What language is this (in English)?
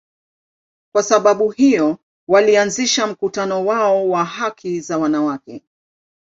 Swahili